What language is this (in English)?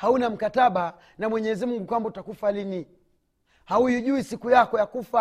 Swahili